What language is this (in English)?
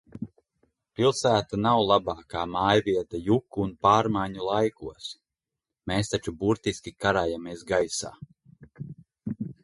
Latvian